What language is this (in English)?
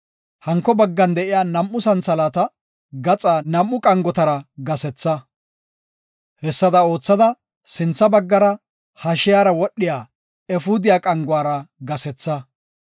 Gofa